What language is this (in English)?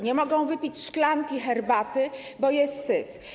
Polish